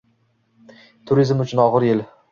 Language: Uzbek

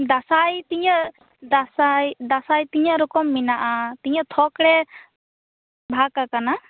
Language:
Santali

